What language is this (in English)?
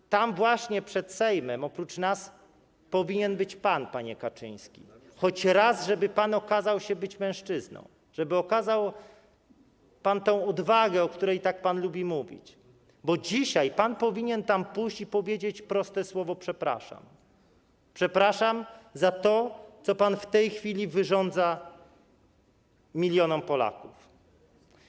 Polish